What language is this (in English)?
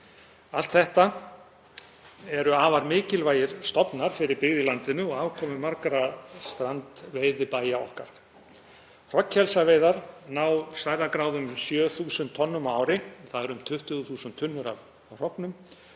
Icelandic